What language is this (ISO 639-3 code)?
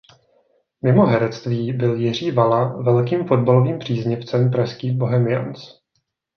ces